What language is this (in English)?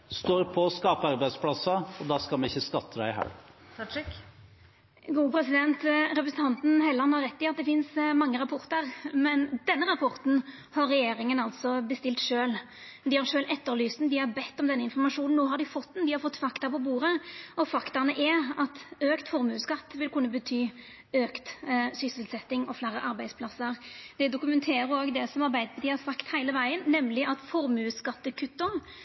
Norwegian